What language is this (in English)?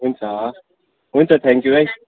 Nepali